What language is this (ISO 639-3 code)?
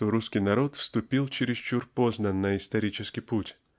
rus